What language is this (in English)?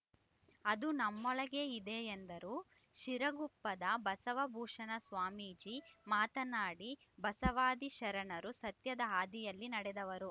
Kannada